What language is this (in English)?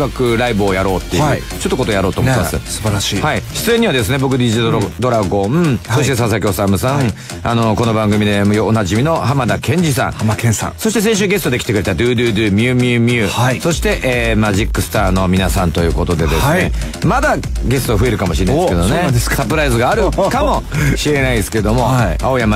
Japanese